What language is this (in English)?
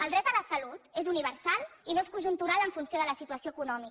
Catalan